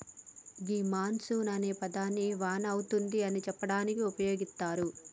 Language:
Telugu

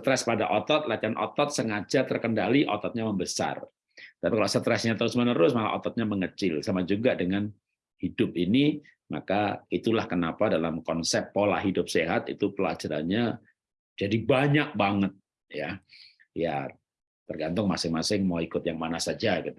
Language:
Indonesian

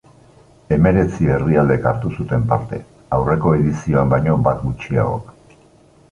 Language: Basque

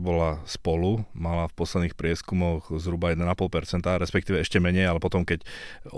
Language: Slovak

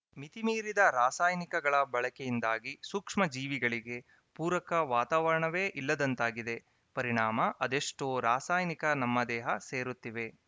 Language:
Kannada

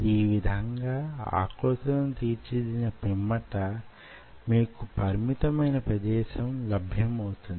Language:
Telugu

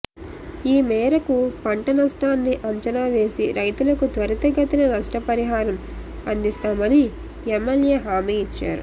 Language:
Telugu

